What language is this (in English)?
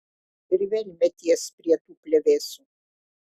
Lithuanian